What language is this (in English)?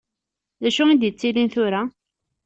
Kabyle